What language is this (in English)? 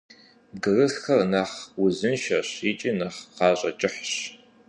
Kabardian